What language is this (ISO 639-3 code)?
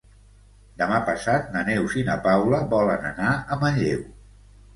cat